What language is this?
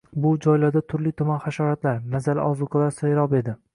Uzbek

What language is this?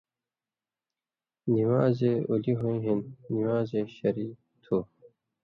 Indus Kohistani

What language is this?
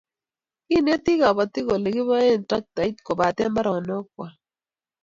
Kalenjin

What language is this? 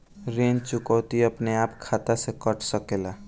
Bhojpuri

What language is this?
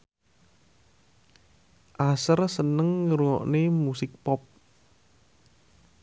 Javanese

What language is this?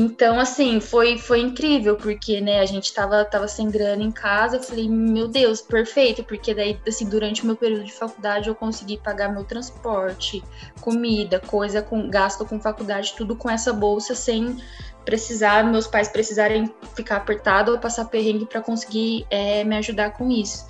Portuguese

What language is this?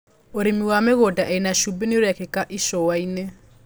Kikuyu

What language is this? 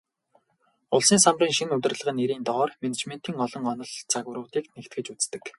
Mongolian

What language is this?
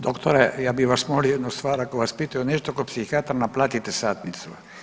Croatian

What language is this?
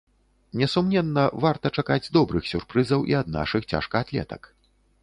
Belarusian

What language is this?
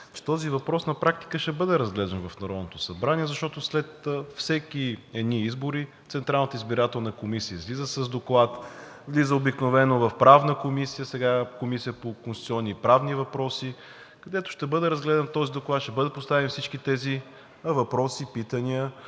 Bulgarian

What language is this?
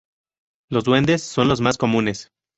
Spanish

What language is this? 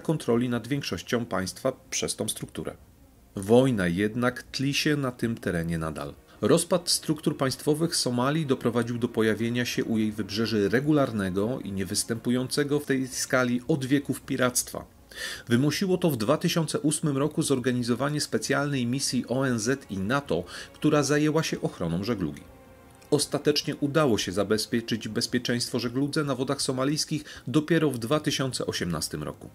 Polish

